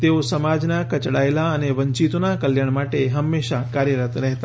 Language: Gujarati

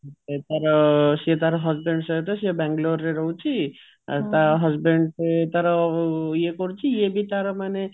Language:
Odia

